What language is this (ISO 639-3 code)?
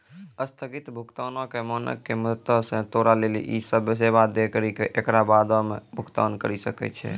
mai